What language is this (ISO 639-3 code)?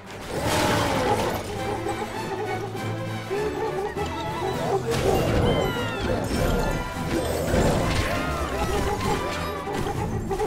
deu